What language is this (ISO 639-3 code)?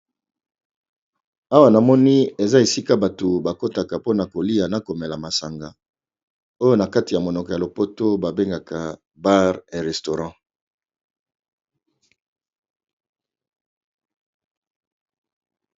lin